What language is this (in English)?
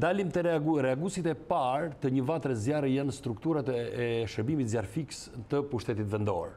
Romanian